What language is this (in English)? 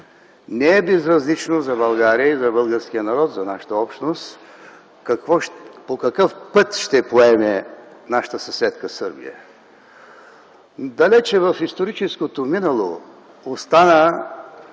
Bulgarian